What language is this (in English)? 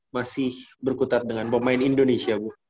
Indonesian